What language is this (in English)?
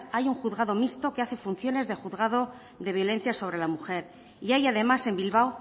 Spanish